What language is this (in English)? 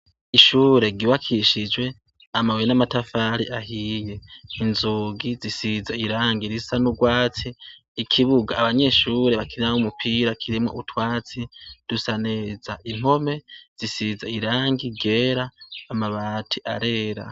Rundi